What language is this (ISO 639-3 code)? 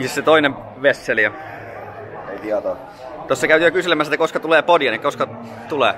fin